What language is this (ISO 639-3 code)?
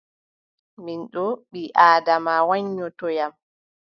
fub